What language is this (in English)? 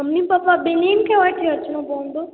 Sindhi